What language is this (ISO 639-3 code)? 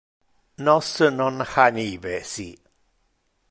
ina